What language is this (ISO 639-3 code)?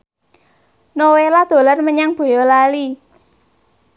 jav